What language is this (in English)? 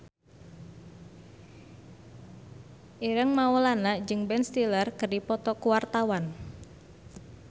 Sundanese